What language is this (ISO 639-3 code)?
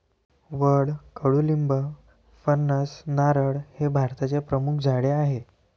mar